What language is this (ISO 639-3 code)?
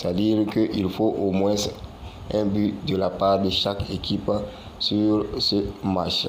fra